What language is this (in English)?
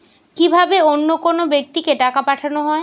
Bangla